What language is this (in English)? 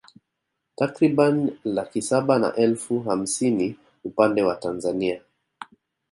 Swahili